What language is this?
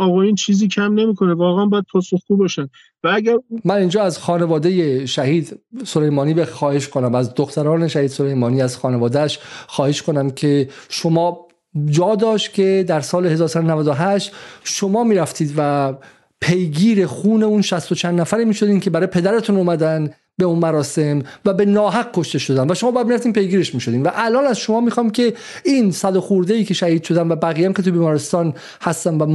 Persian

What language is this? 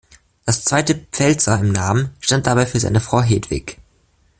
German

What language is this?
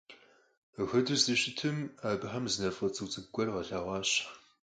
Kabardian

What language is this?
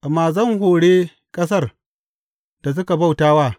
Hausa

